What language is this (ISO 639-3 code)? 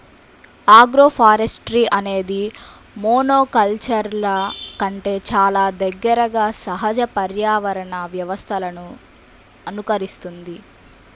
tel